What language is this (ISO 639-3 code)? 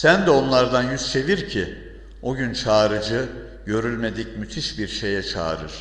tur